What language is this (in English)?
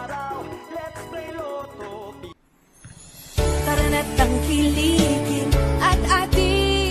Filipino